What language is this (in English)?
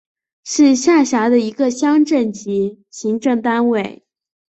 Chinese